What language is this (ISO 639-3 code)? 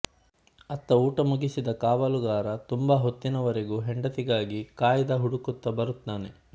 kan